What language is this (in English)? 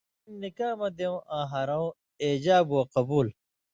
Indus Kohistani